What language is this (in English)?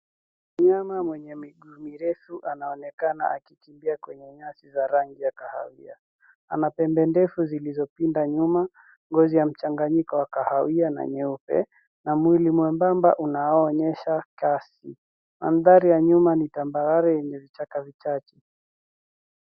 Swahili